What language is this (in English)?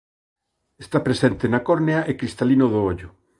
Galician